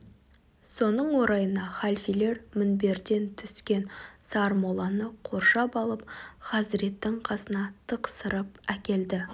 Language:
Kazakh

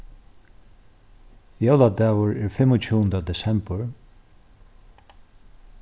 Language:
Faroese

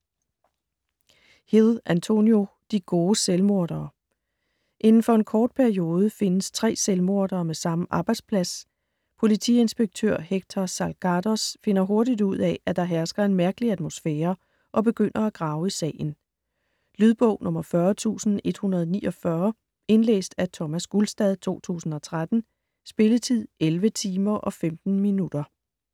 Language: Danish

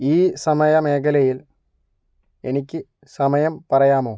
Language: Malayalam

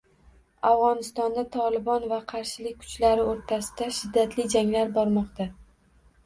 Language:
Uzbek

